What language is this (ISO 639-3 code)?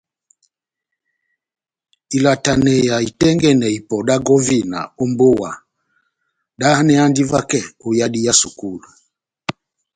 bnm